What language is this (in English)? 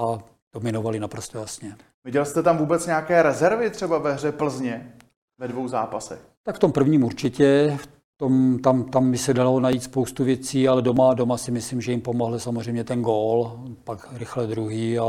Czech